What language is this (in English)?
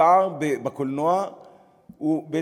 Hebrew